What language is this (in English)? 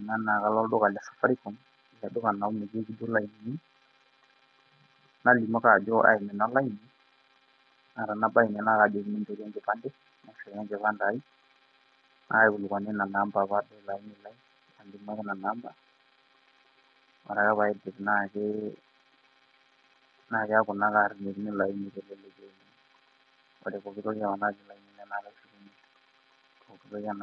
Masai